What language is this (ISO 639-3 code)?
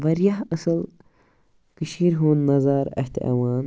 kas